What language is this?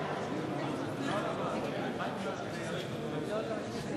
Hebrew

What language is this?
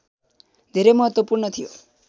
Nepali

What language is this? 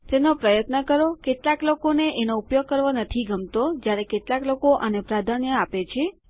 Gujarati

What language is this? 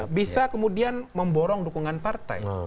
Indonesian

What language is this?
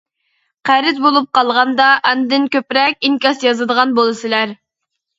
Uyghur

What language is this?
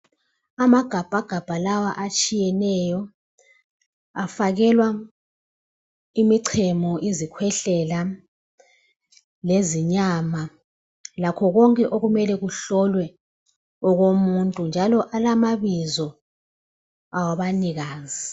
North Ndebele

